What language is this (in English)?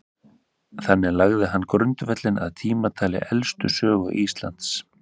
Icelandic